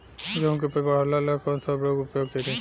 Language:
Bhojpuri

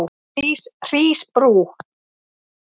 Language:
Icelandic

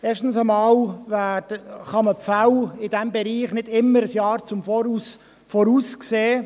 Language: Swiss German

